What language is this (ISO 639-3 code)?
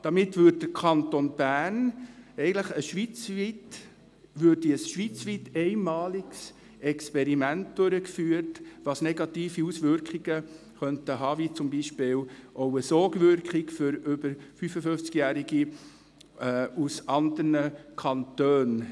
gsw